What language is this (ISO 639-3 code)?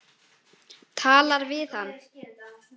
isl